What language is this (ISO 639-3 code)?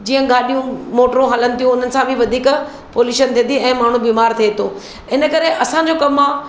snd